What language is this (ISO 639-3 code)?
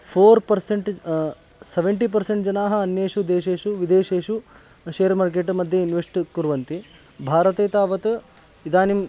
san